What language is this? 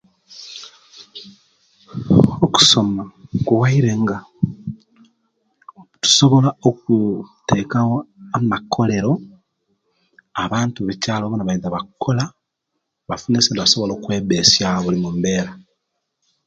Kenyi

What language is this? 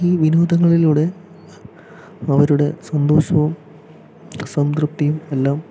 Malayalam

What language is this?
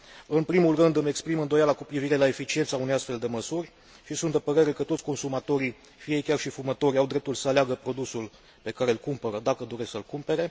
Romanian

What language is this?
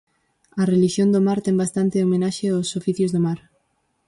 Galician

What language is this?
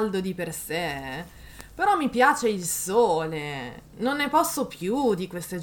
Italian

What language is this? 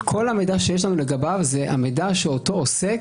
Hebrew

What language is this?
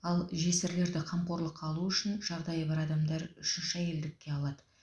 Kazakh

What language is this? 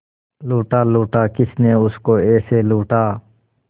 Hindi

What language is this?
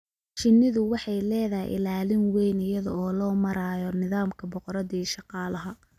Somali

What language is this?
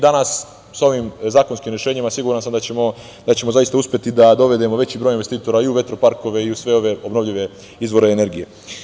Serbian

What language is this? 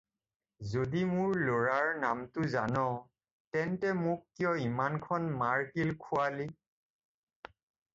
Assamese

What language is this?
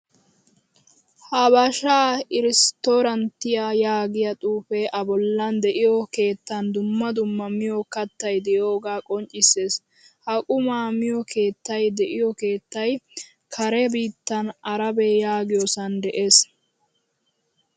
Wolaytta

